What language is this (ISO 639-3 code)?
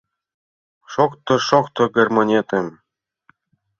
chm